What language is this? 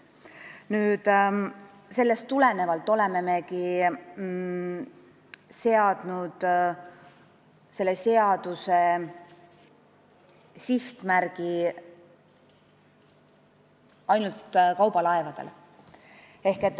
Estonian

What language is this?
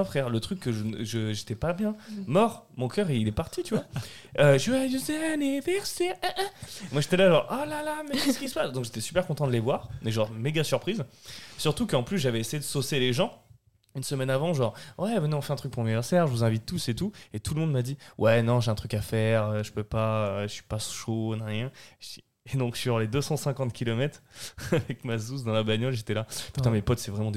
French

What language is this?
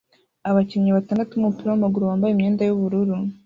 Kinyarwanda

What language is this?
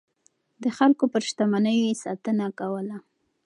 Pashto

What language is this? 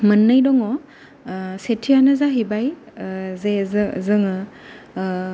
Bodo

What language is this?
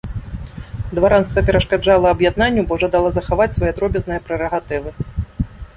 Belarusian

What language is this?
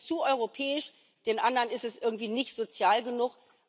German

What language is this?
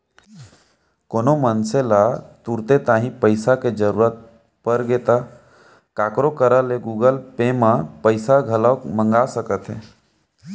Chhattisgarhi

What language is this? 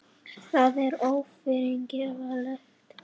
Icelandic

